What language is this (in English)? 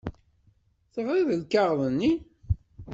Kabyle